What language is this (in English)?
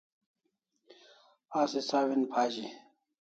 Kalasha